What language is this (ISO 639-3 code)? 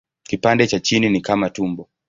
swa